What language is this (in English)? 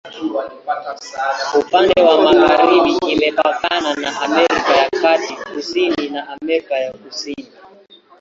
Swahili